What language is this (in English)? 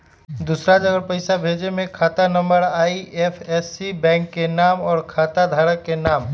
Magahi